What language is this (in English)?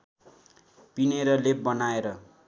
Nepali